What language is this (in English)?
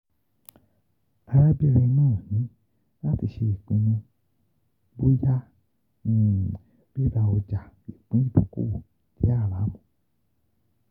Yoruba